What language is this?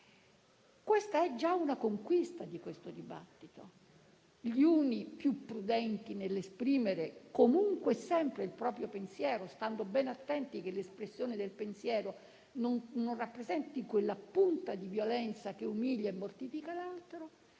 Italian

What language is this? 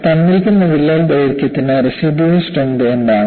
Malayalam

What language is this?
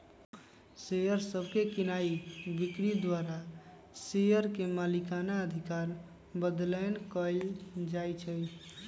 Magahi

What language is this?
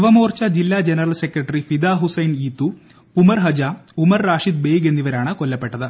Malayalam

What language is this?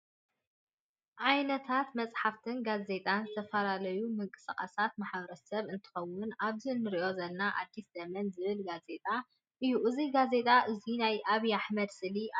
Tigrinya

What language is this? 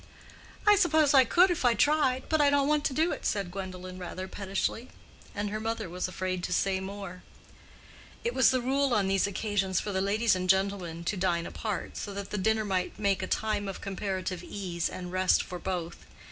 English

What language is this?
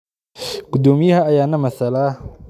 Somali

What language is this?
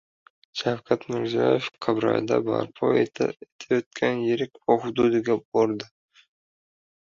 Uzbek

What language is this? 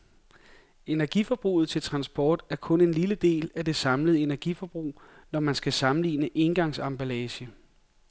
Danish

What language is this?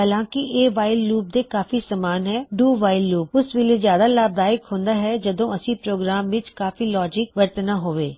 Punjabi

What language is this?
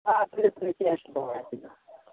Kashmiri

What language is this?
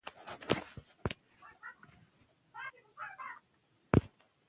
Pashto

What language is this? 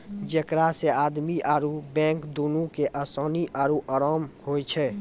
Maithili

